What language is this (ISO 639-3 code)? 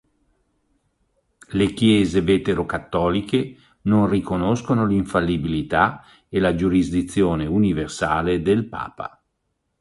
ita